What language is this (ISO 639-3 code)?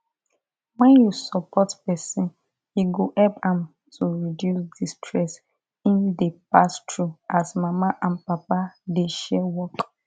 pcm